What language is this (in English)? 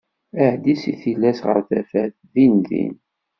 Kabyle